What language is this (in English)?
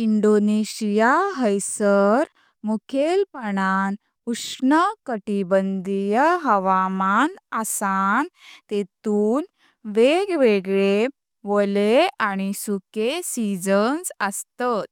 Konkani